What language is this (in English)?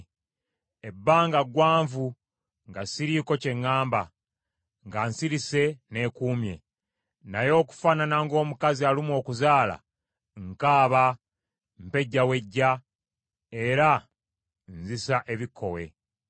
Ganda